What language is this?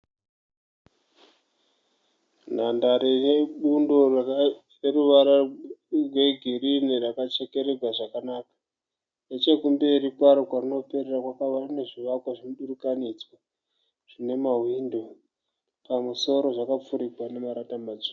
Shona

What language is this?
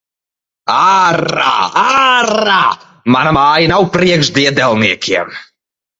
Latvian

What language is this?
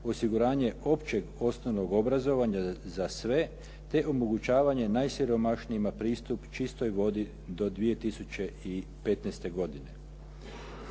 Croatian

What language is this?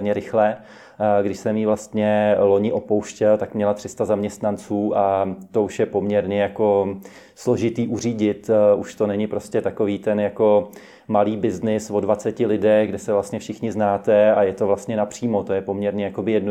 Czech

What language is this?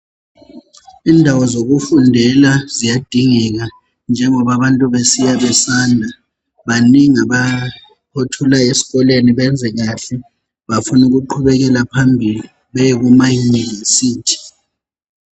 North Ndebele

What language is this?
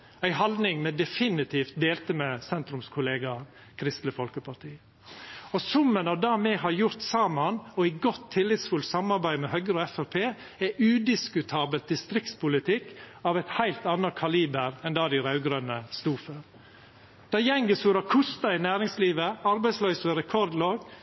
Norwegian Nynorsk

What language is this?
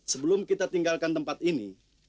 Indonesian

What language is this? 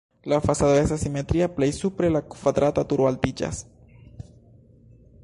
Esperanto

